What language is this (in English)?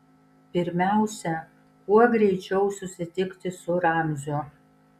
Lithuanian